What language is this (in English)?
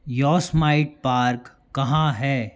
Hindi